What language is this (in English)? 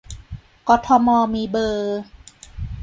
Thai